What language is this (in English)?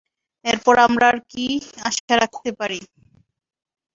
Bangla